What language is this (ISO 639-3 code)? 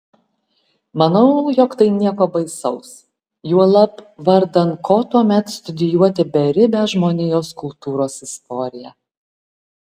lit